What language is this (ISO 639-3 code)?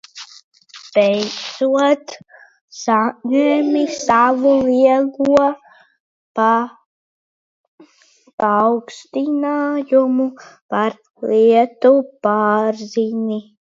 lav